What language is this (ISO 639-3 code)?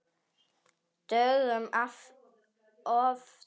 isl